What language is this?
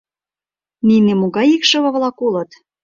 Mari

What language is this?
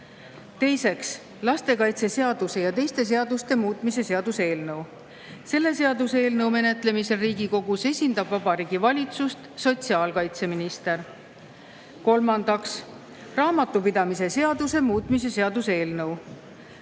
Estonian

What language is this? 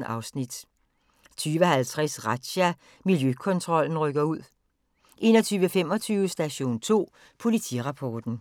Danish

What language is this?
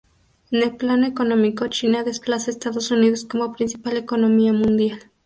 Spanish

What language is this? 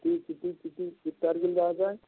Marathi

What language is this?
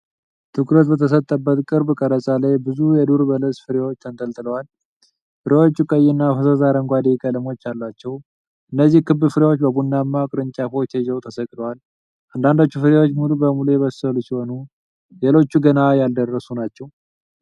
Amharic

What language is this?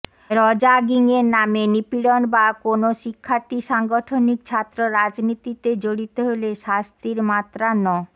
Bangla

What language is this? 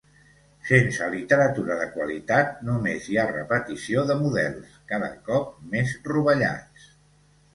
Catalan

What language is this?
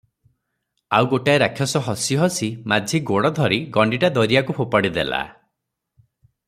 Odia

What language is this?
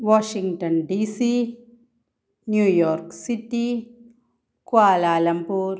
Malayalam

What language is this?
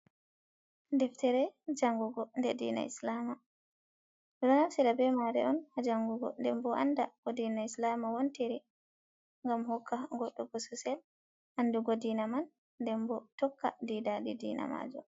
Fula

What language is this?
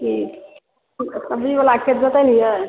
Maithili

